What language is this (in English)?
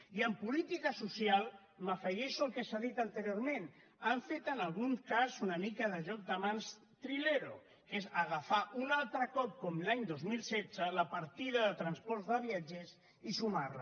Catalan